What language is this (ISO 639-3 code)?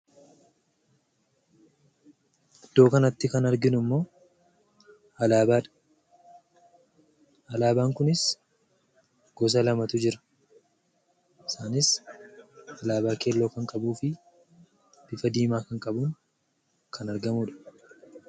orm